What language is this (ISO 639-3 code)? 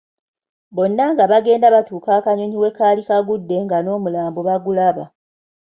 lug